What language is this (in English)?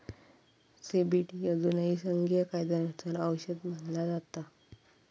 Marathi